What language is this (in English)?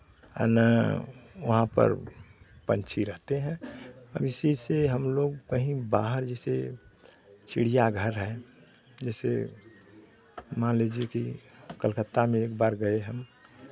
Hindi